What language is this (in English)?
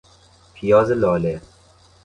Persian